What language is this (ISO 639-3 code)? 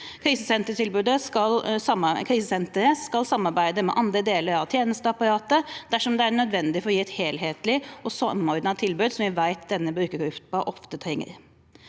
nor